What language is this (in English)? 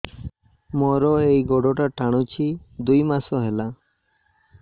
Odia